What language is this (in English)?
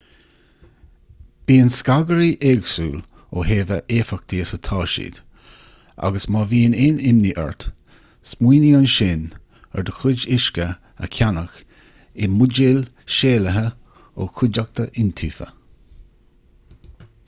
Irish